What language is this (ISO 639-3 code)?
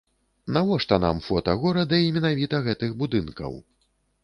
bel